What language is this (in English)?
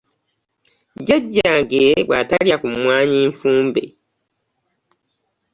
Ganda